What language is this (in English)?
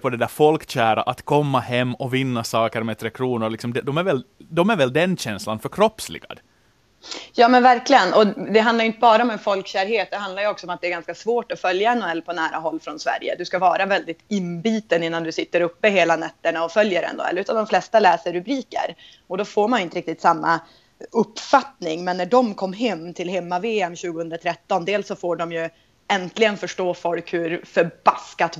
Swedish